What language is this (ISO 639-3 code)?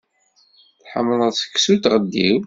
kab